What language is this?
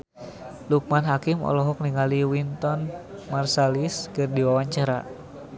Sundanese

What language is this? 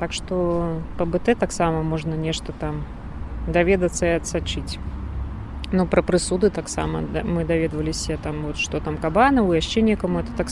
Russian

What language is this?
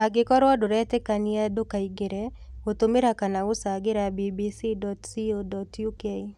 Kikuyu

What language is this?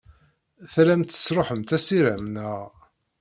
Kabyle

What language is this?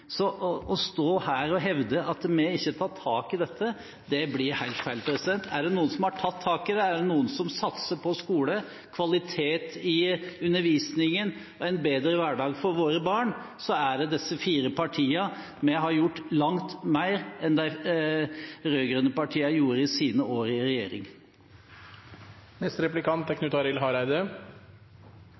Norwegian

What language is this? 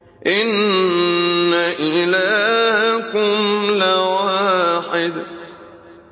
Arabic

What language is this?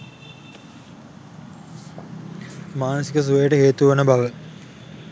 Sinhala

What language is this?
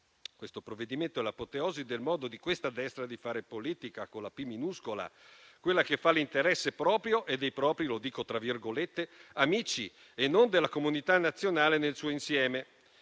Italian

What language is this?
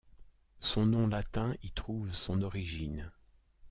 French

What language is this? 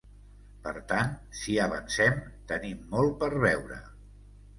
Catalan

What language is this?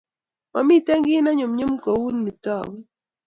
Kalenjin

